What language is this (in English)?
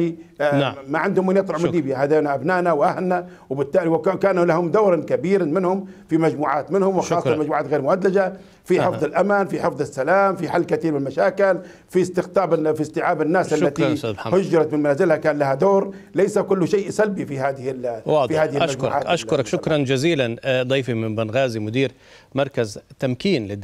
Arabic